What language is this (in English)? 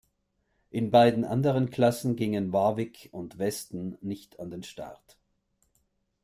German